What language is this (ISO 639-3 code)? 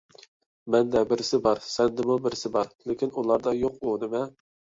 uig